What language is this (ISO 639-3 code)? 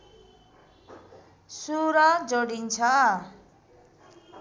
nep